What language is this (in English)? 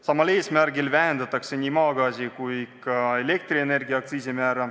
Estonian